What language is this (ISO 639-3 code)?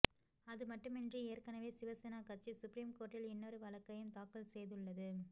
tam